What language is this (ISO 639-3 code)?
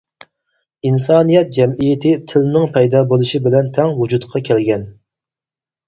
uig